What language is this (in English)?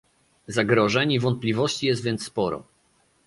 Polish